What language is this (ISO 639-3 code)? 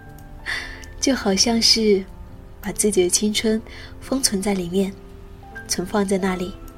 zho